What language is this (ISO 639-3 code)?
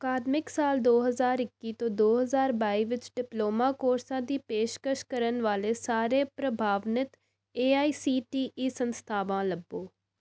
pan